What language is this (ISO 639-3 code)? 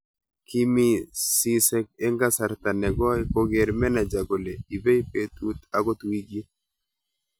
kln